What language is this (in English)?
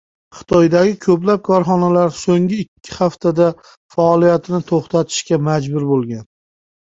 Uzbek